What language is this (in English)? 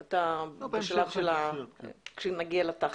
Hebrew